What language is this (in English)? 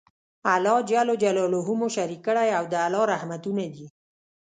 Pashto